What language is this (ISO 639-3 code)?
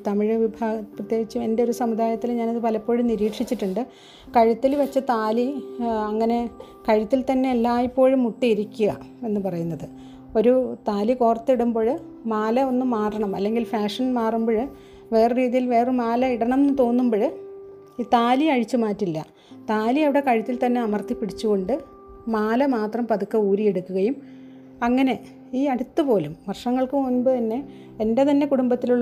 mal